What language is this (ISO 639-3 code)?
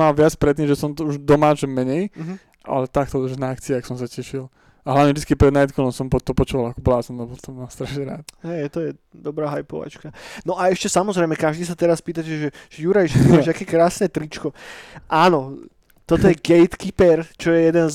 slk